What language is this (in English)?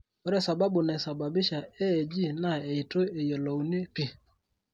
Masai